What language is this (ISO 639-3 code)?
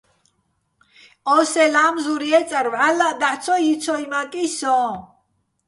bbl